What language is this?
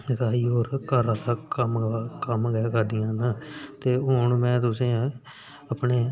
Dogri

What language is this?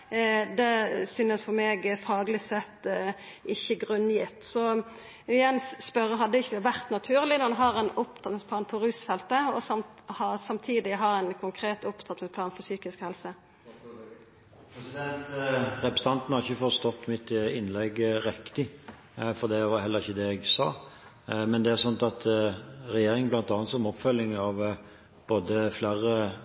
Norwegian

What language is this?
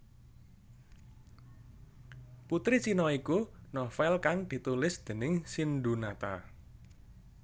Javanese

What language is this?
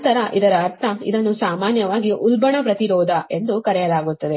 Kannada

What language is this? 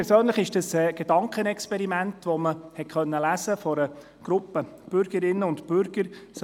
Swiss German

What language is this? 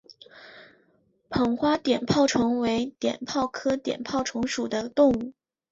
Chinese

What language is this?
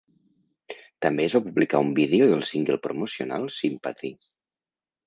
Catalan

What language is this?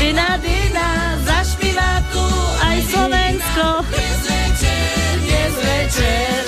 Slovak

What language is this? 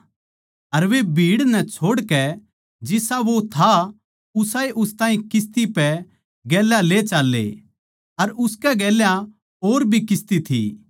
Haryanvi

